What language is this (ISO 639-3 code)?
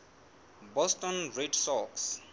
sot